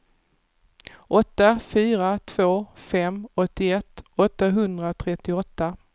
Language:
Swedish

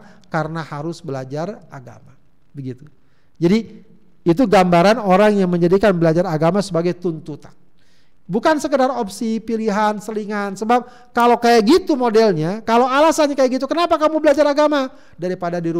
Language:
Indonesian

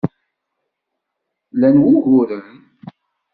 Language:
Kabyle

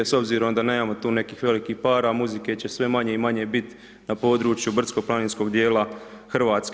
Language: Croatian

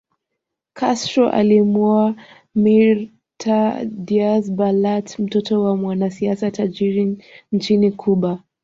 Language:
Swahili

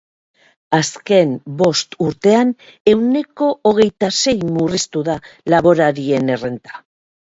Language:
Basque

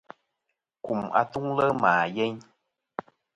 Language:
Kom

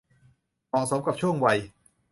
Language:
Thai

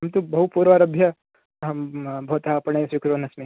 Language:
Sanskrit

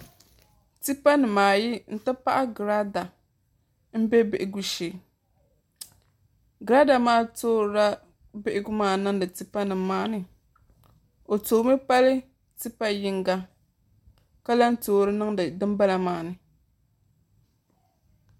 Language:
Dagbani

